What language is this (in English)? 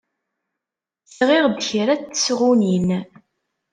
Kabyle